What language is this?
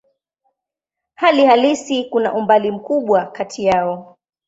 Swahili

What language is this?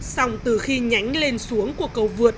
Vietnamese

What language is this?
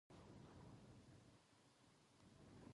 Japanese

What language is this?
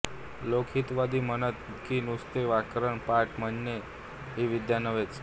Marathi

